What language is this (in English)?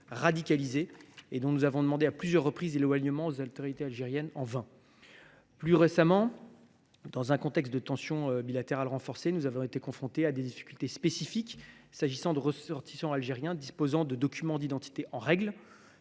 French